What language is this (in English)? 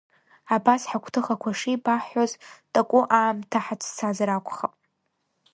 Abkhazian